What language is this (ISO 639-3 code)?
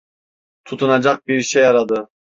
tur